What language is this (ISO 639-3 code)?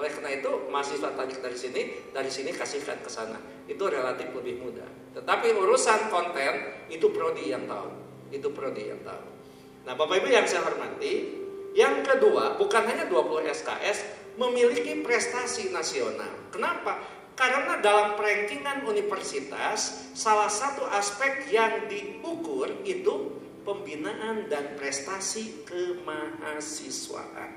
ind